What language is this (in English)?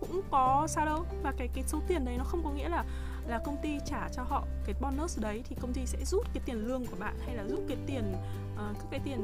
Vietnamese